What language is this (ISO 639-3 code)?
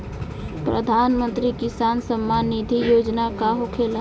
bho